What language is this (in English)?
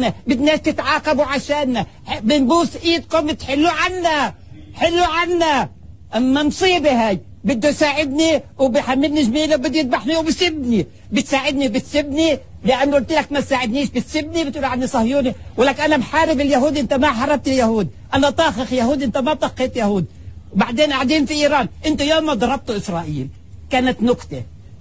Arabic